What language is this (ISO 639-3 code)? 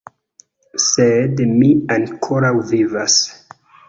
epo